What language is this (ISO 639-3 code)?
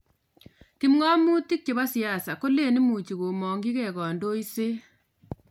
kln